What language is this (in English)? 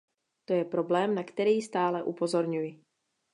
Czech